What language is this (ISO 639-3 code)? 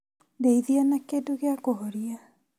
kik